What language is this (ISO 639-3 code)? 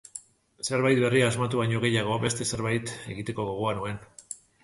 eus